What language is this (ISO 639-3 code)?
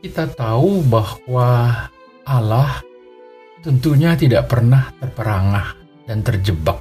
ind